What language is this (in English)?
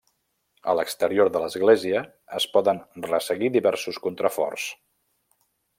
Catalan